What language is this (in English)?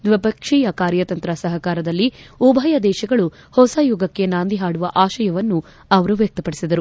Kannada